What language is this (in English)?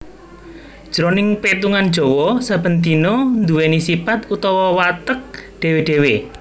Javanese